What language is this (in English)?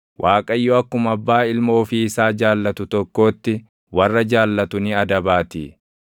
Oromo